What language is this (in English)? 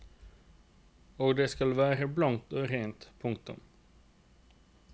Norwegian